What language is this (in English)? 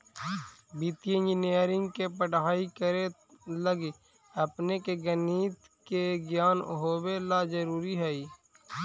Magahi